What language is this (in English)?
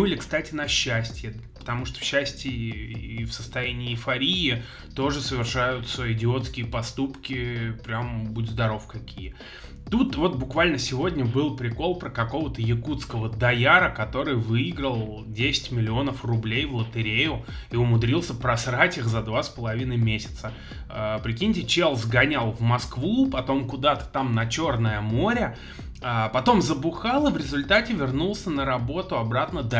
Russian